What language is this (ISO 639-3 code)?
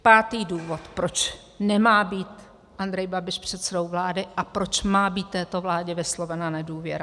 ces